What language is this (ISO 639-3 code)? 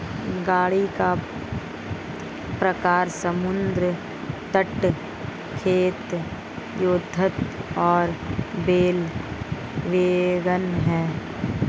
hin